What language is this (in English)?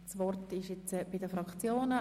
Swiss German